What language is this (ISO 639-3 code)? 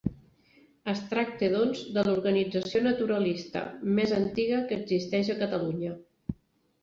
cat